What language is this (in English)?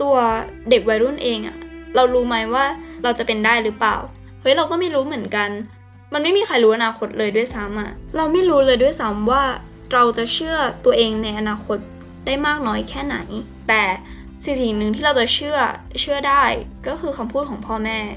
Thai